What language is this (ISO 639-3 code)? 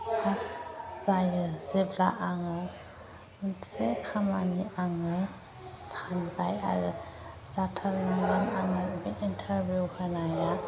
brx